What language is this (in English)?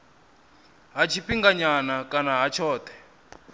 Venda